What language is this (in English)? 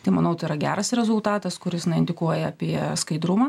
Lithuanian